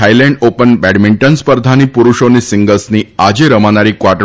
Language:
Gujarati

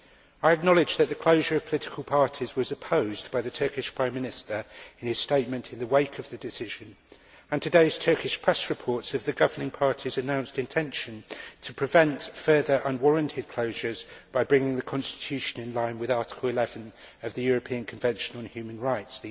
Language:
English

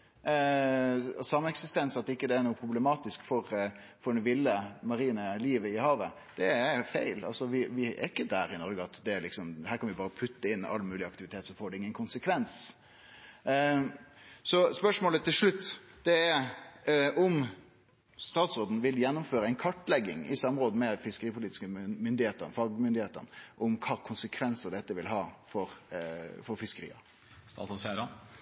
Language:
Norwegian Nynorsk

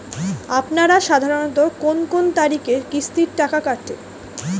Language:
Bangla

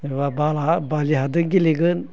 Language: Bodo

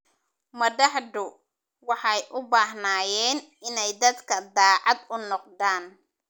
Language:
Somali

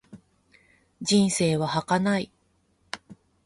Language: Japanese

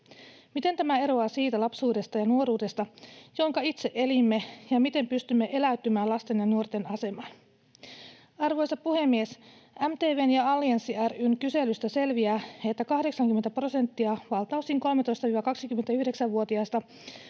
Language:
Finnish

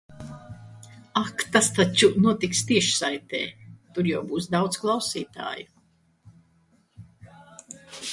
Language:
Latvian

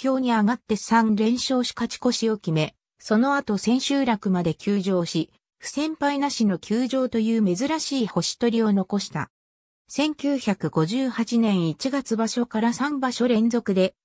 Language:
Japanese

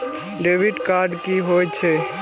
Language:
Maithili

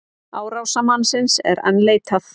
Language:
Icelandic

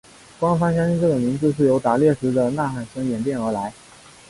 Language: Chinese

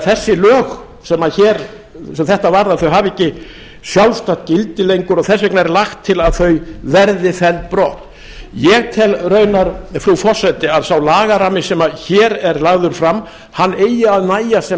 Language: Icelandic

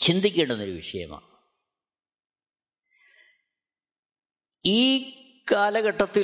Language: Malayalam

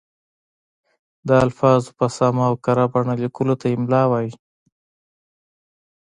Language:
Pashto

